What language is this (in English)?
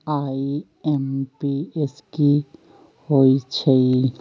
Magahi